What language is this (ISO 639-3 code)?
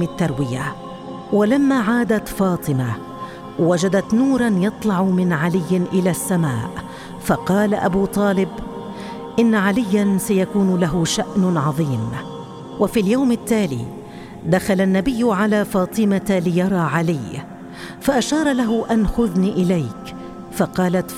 ara